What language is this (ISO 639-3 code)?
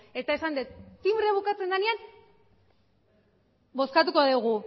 eus